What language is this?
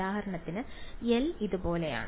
Malayalam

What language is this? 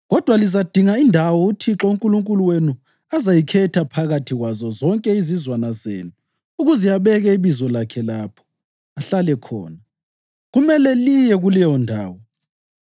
North Ndebele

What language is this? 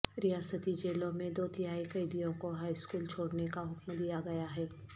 Urdu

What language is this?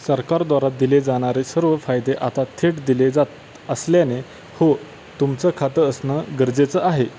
Marathi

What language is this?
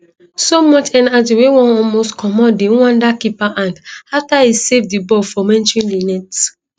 Nigerian Pidgin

